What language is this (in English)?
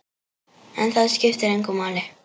Icelandic